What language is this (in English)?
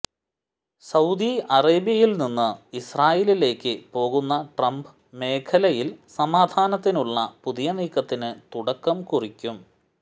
Malayalam